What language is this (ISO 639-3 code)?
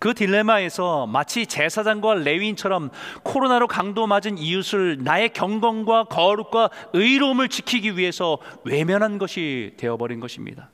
kor